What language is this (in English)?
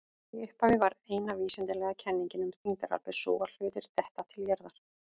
Icelandic